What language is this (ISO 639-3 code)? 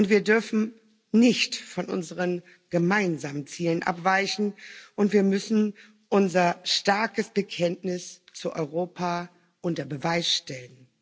deu